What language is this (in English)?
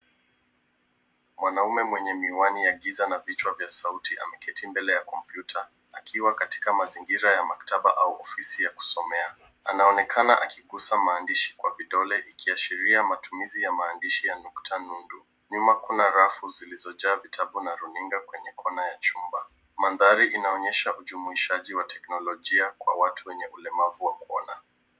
Swahili